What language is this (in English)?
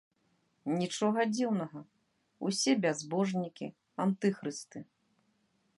Belarusian